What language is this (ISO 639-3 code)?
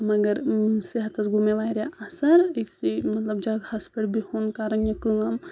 kas